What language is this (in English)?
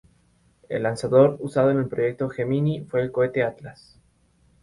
Spanish